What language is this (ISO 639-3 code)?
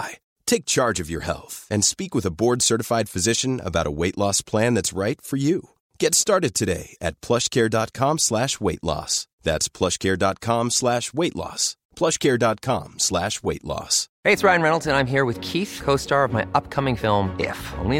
swe